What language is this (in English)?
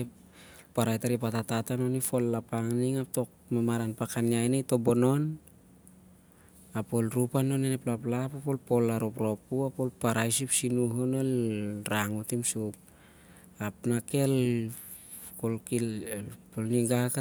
Siar-Lak